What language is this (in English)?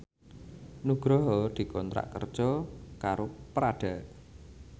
Javanese